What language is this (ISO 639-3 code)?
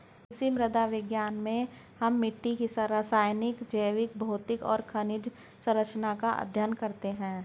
hin